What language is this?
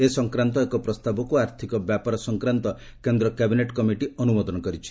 Odia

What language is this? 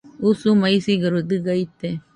Nüpode Huitoto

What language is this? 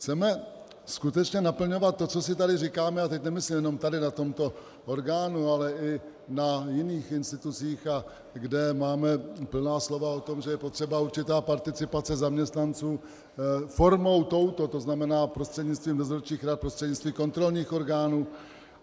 Czech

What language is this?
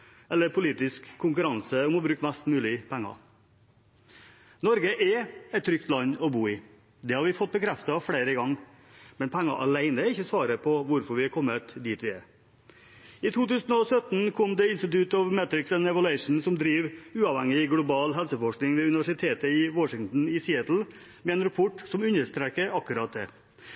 Norwegian Bokmål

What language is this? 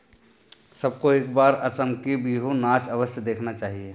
Hindi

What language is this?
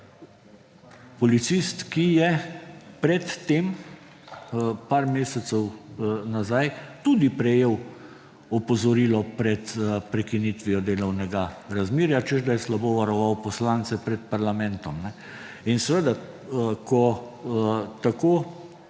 Slovenian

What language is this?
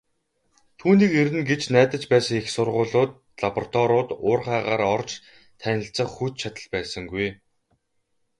Mongolian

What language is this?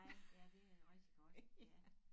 Danish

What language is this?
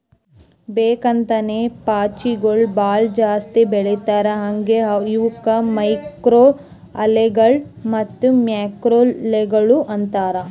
Kannada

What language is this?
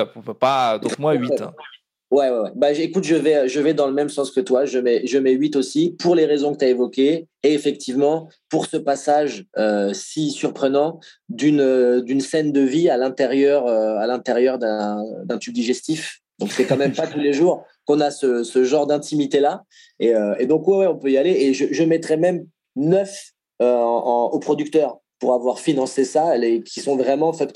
French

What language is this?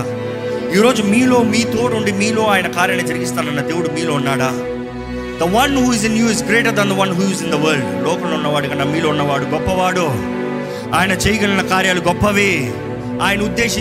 Telugu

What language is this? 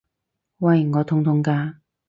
Cantonese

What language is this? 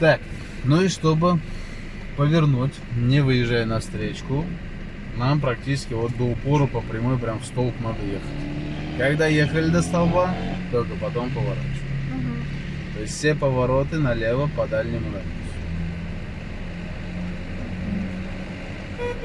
Russian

